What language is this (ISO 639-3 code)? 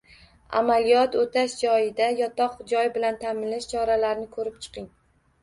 uzb